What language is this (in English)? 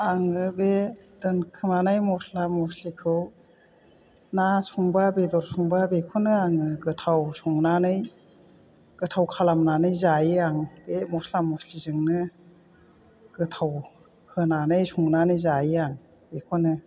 Bodo